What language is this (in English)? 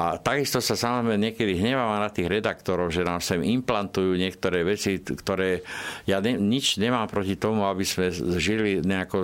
Slovak